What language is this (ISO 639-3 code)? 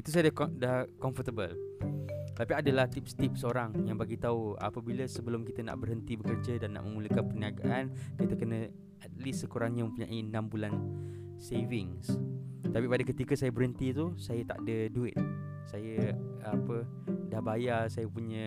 msa